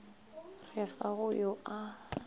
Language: Northern Sotho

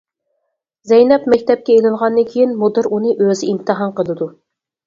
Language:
Uyghur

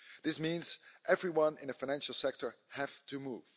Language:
English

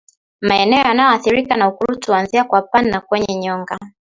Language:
Swahili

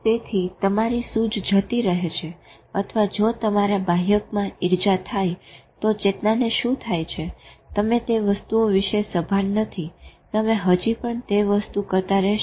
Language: Gujarati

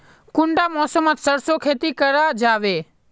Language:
Magahi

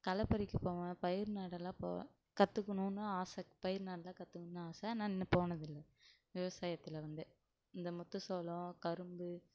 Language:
Tamil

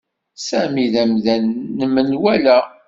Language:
Kabyle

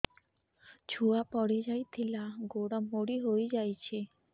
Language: Odia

